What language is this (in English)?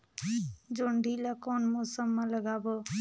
Chhattisgarhi